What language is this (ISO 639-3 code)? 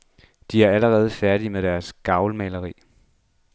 dan